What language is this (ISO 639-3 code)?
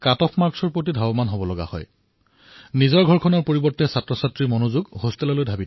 asm